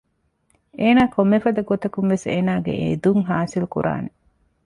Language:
Divehi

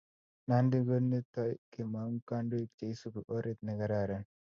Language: Kalenjin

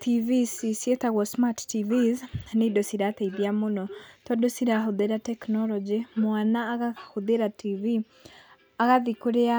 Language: Kikuyu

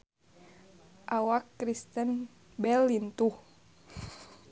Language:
Sundanese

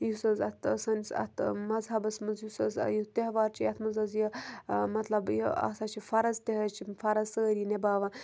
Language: Kashmiri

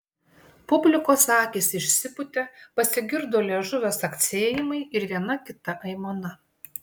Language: Lithuanian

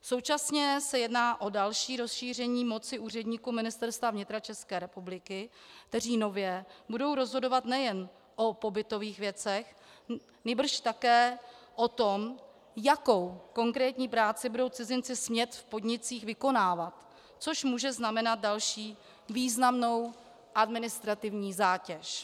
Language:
Czech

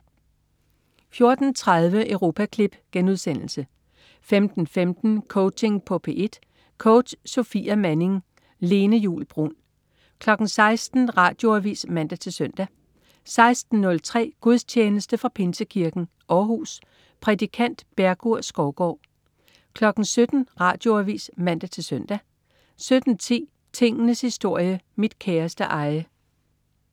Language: Danish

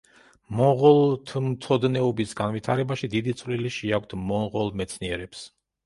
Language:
Georgian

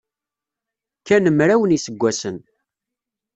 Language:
Kabyle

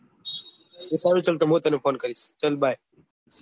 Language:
Gujarati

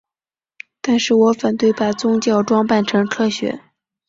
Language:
Chinese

